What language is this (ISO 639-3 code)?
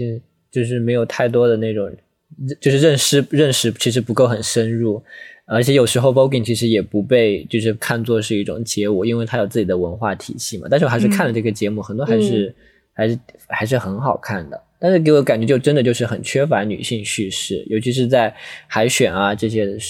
zho